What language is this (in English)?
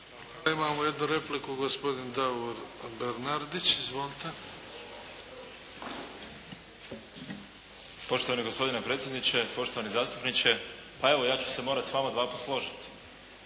Croatian